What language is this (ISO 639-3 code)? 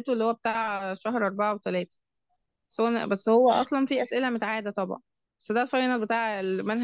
ara